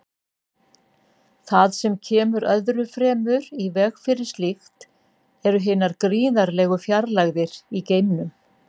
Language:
Icelandic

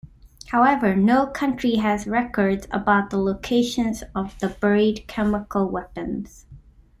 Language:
English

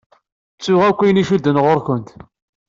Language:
Kabyle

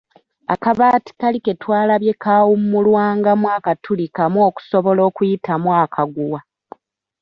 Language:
Ganda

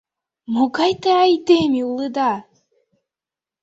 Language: Mari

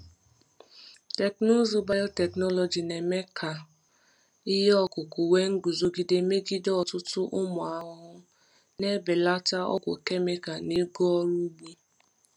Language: Igbo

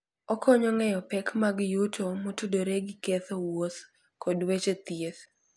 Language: Luo (Kenya and Tanzania)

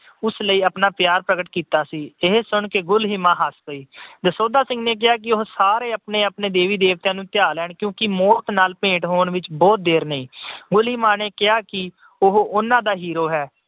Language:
Punjabi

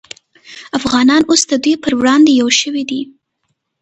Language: Pashto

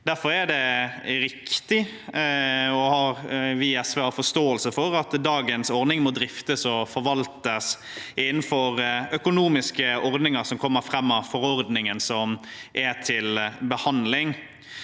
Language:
Norwegian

